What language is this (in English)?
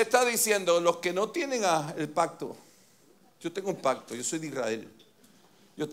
Spanish